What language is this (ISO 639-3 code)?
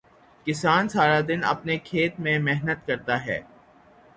urd